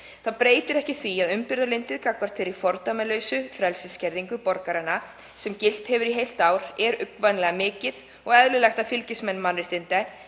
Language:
Icelandic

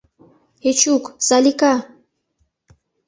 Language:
Mari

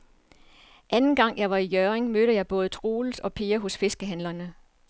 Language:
Danish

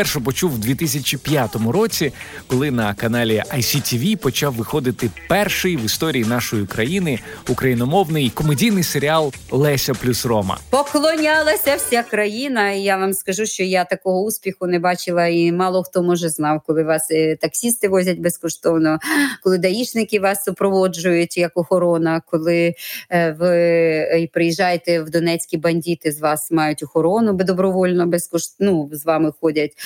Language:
Ukrainian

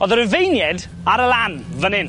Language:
Welsh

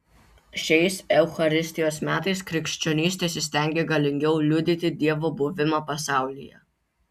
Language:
Lithuanian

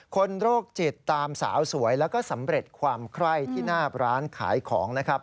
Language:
Thai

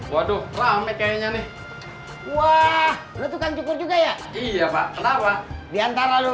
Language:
Indonesian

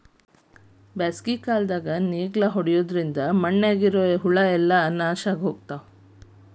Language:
Kannada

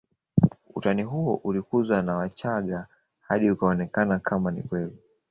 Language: Swahili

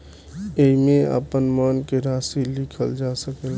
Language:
Bhojpuri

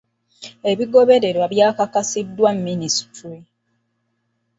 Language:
Ganda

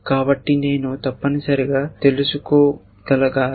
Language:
Telugu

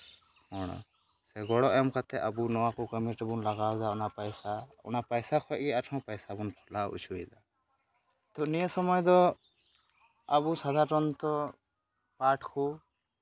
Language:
Santali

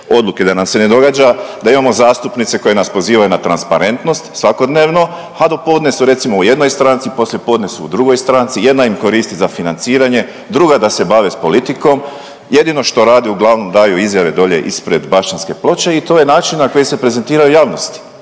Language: Croatian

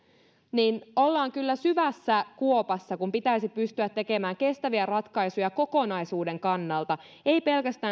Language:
Finnish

